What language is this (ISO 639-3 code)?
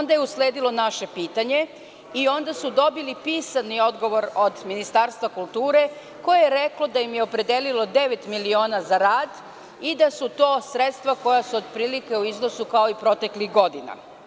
srp